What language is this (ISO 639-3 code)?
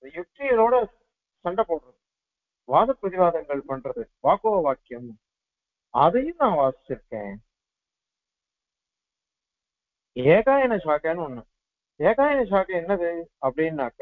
ara